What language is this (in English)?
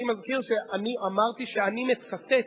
Hebrew